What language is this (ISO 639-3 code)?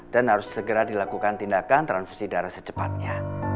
ind